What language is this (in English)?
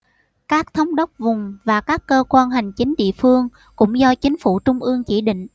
Vietnamese